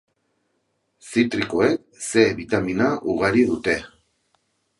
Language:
Basque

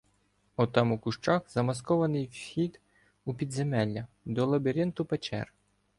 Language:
Ukrainian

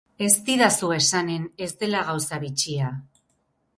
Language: Basque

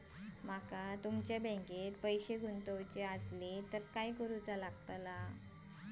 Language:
Marathi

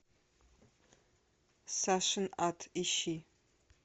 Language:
Russian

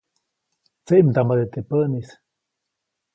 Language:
Copainalá Zoque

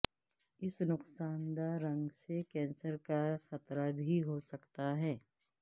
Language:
Urdu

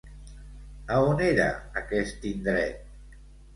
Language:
Catalan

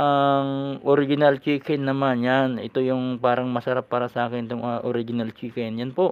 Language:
Filipino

